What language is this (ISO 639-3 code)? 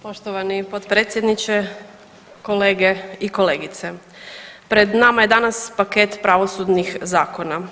hrv